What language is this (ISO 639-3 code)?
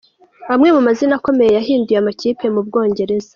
kin